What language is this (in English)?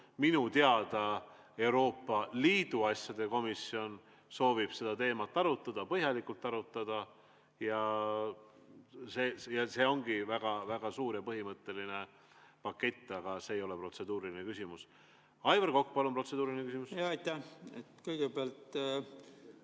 Estonian